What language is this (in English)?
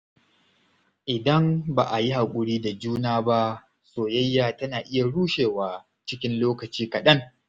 Hausa